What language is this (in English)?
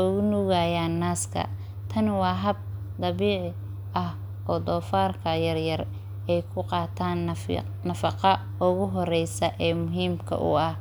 Somali